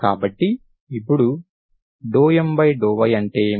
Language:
Telugu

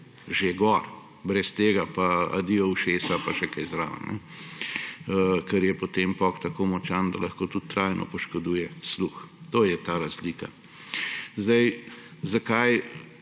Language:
Slovenian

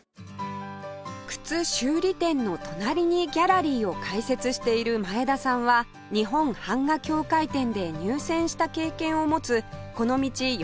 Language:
Japanese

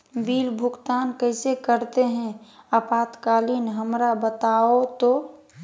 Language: Magahi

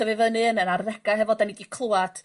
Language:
Welsh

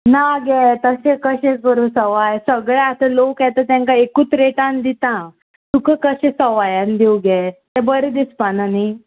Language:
Konkani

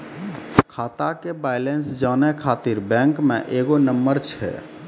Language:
Maithili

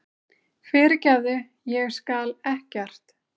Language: Icelandic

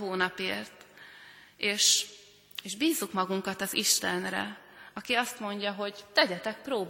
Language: Hungarian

